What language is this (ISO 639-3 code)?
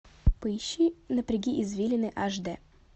rus